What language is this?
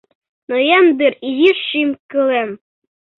Mari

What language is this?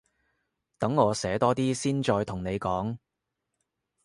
Cantonese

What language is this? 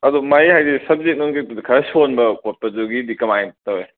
Manipuri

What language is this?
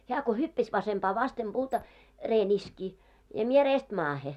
Finnish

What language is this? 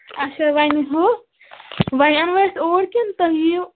Kashmiri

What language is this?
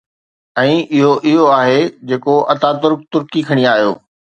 Sindhi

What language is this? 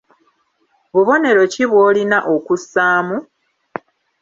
Ganda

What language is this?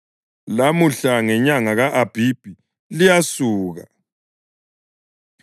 North Ndebele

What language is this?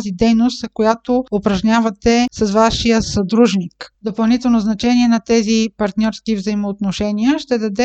Bulgarian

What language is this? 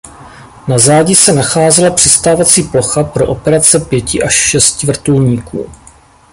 Czech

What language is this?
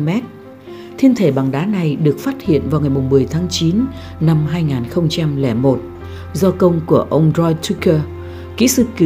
Vietnamese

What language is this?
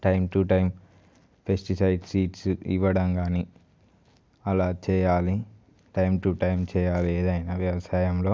Telugu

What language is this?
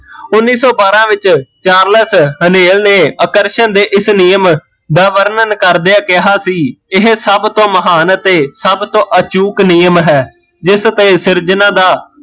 Punjabi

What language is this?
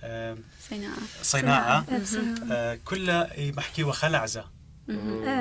Arabic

